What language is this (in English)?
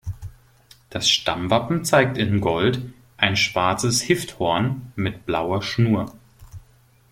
German